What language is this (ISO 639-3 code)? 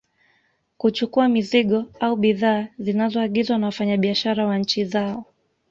swa